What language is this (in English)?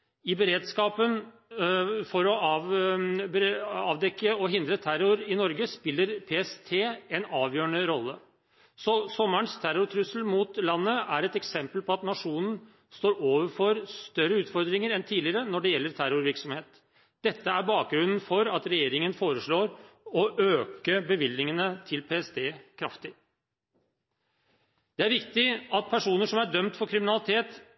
Norwegian Bokmål